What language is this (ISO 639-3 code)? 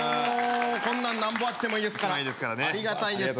jpn